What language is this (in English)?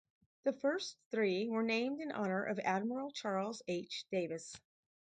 English